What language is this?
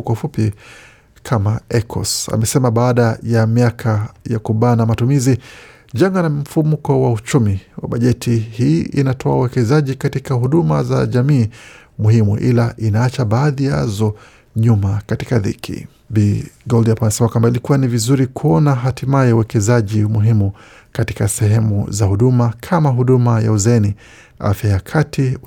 Swahili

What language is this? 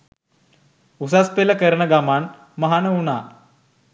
Sinhala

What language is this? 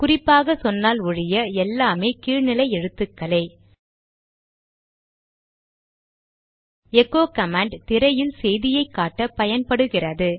Tamil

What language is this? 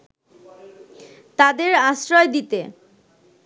Bangla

